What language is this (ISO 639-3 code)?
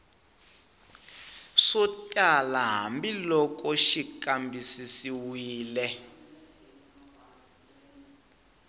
tso